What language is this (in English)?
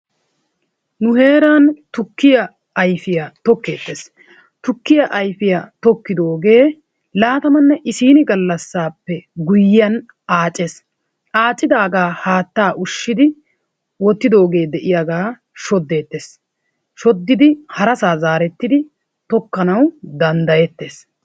Wolaytta